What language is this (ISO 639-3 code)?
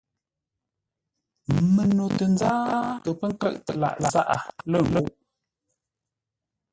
nla